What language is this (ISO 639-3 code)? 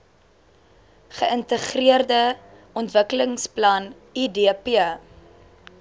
afr